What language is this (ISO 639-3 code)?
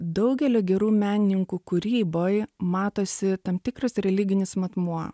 lit